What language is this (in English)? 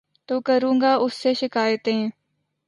Urdu